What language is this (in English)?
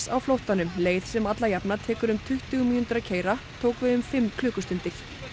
Icelandic